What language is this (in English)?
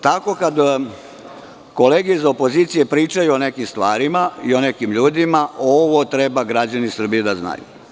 Serbian